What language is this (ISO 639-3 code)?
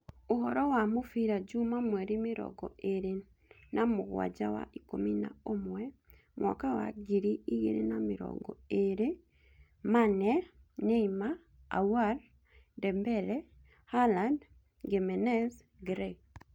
kik